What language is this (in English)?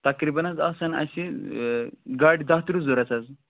Kashmiri